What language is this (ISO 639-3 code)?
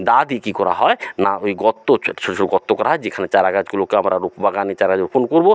ben